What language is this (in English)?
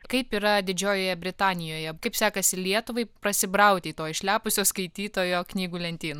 Lithuanian